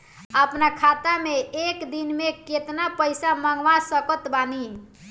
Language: Bhojpuri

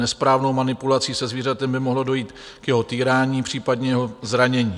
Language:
Czech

